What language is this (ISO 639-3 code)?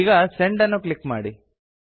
kan